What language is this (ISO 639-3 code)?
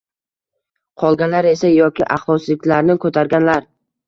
uzb